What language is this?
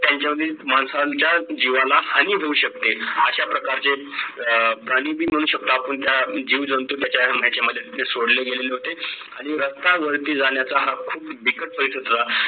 Marathi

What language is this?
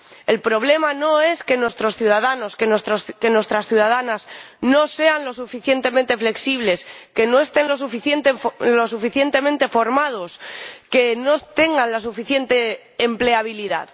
Spanish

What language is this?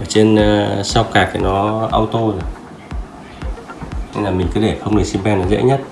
Vietnamese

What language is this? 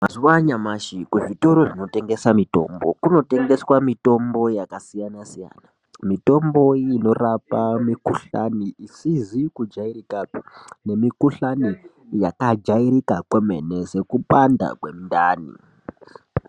Ndau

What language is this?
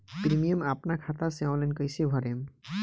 Bhojpuri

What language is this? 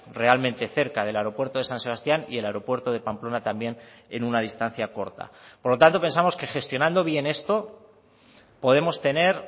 Spanish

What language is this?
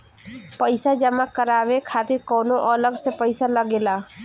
Bhojpuri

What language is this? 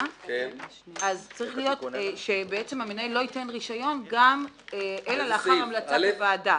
Hebrew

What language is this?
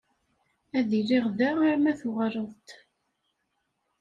Kabyle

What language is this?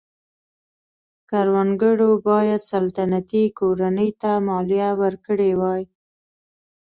Pashto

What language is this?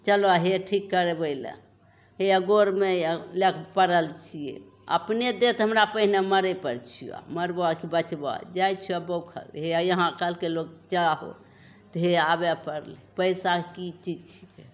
Maithili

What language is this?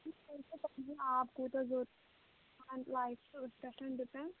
Kashmiri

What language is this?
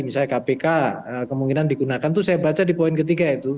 Indonesian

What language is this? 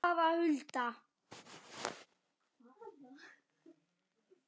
Icelandic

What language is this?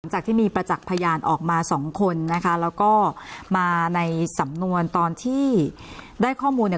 Thai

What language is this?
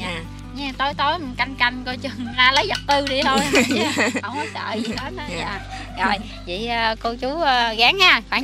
Vietnamese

